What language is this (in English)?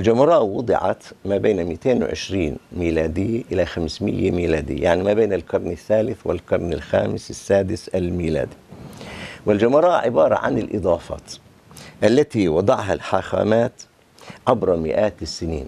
Arabic